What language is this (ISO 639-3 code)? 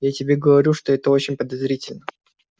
rus